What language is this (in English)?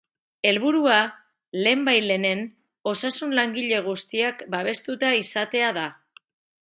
Basque